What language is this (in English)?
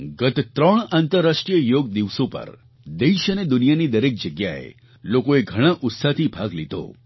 Gujarati